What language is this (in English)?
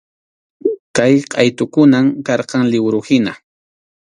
Arequipa-La Unión Quechua